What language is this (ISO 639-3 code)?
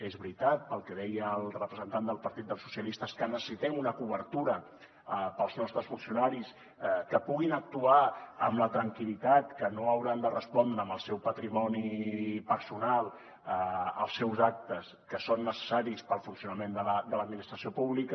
cat